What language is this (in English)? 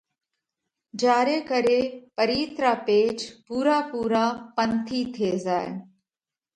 Parkari Koli